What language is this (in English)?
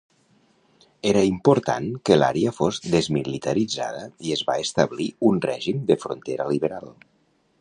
Catalan